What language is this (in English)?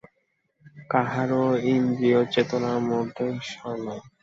Bangla